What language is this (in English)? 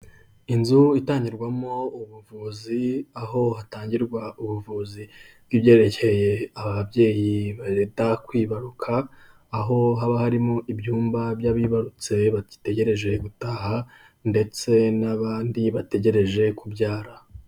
Kinyarwanda